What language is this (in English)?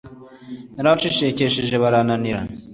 Kinyarwanda